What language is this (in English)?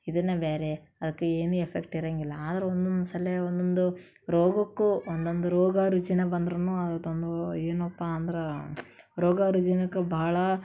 Kannada